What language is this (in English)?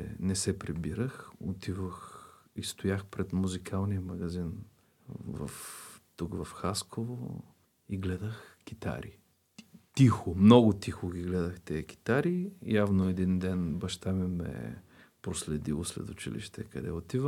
Bulgarian